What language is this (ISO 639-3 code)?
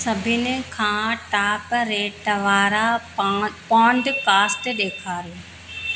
snd